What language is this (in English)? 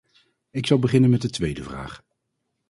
Dutch